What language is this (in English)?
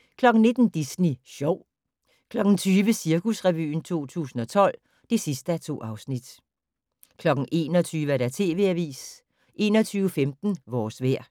Danish